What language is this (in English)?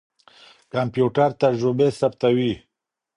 Pashto